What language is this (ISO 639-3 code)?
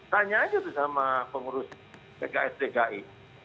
ind